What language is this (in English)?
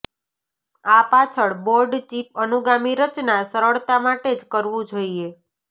Gujarati